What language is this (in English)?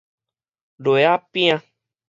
Min Nan Chinese